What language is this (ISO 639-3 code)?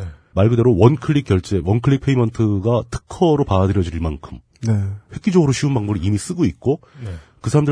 kor